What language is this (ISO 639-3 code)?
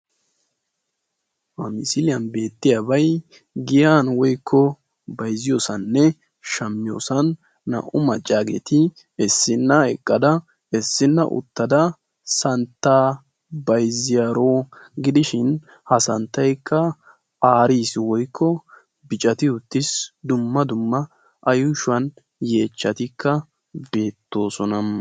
wal